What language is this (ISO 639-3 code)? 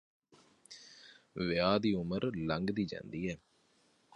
pan